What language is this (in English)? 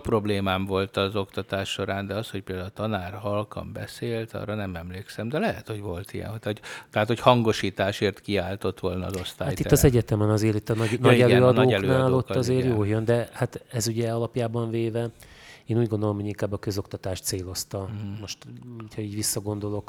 Hungarian